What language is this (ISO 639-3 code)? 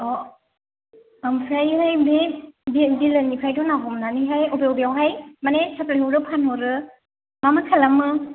brx